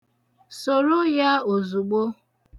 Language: Igbo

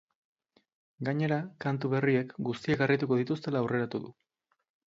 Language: Basque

